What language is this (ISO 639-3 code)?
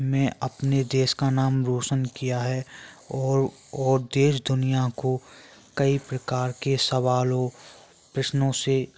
hin